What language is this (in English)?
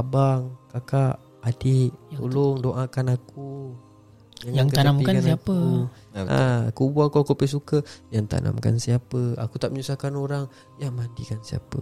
Malay